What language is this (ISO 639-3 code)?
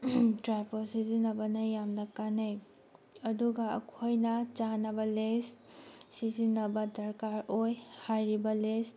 mni